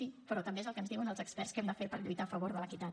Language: Catalan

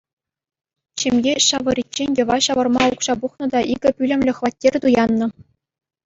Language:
Chuvash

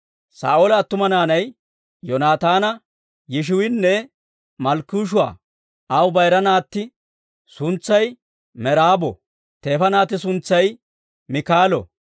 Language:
Dawro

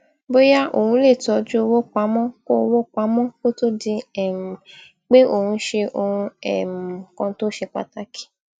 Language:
Yoruba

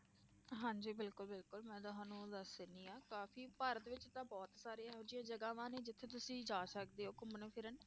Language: Punjabi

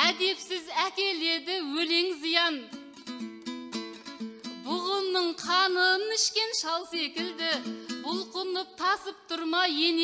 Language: Turkish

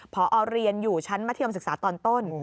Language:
Thai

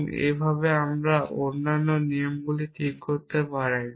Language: Bangla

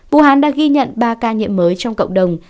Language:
Vietnamese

